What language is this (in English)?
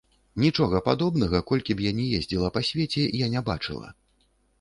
Belarusian